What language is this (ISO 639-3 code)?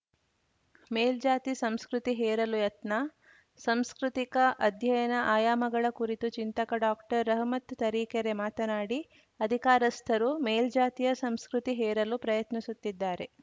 kan